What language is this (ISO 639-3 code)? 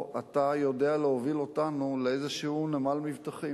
heb